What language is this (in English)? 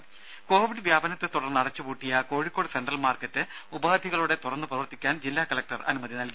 Malayalam